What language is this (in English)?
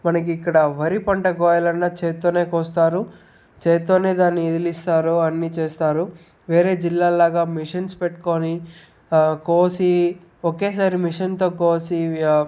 Telugu